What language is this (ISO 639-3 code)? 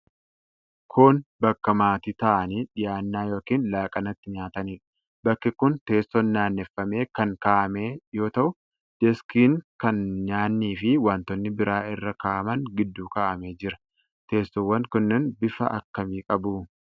orm